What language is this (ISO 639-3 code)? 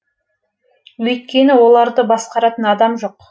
kaz